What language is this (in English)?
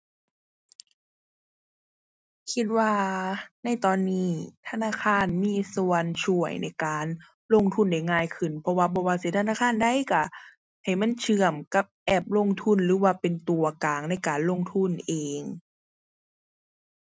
Thai